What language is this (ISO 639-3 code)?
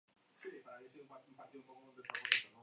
eus